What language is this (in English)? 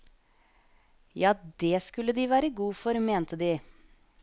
Norwegian